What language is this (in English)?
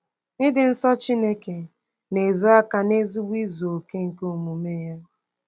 Igbo